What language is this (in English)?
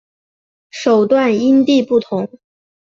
Chinese